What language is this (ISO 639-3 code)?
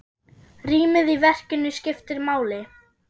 isl